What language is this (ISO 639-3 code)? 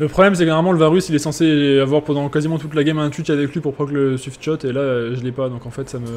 fra